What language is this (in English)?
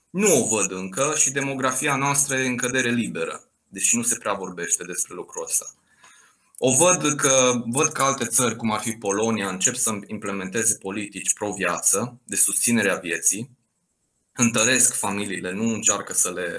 Romanian